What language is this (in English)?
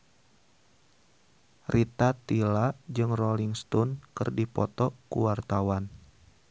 Sundanese